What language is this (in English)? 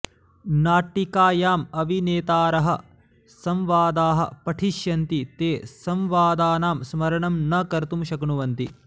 Sanskrit